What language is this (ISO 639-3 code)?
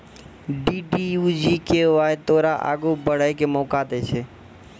mai